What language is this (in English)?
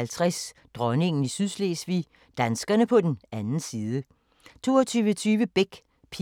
Danish